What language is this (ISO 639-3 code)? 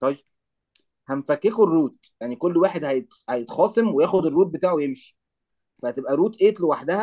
ara